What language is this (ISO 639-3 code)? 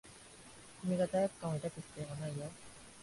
jpn